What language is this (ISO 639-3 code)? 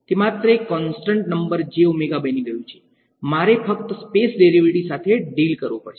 guj